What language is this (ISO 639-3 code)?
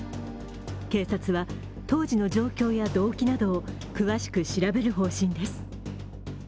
jpn